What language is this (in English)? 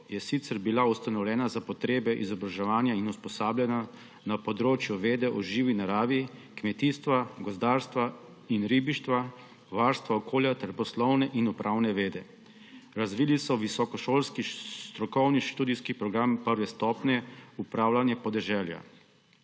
Slovenian